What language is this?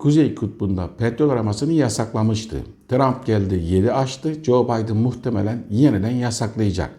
Turkish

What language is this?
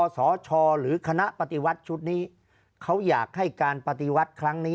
Thai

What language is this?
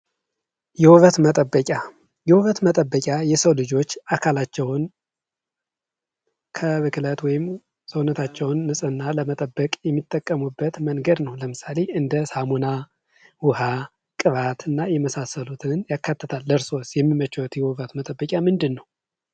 Amharic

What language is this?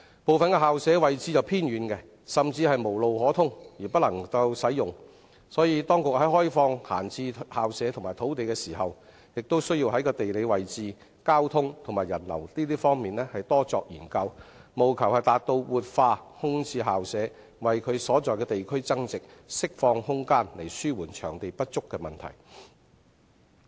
Cantonese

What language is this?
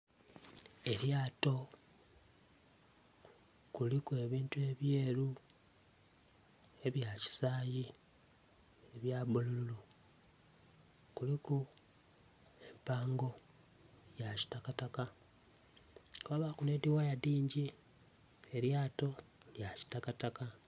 Soga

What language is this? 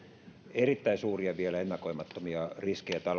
Finnish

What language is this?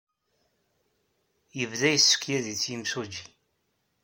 Kabyle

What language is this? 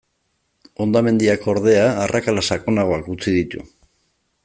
Basque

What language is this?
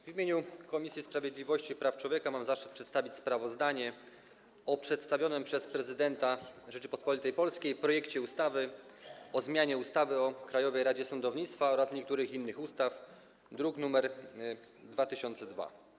Polish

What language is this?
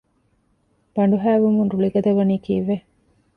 Divehi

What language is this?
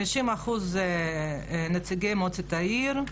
Hebrew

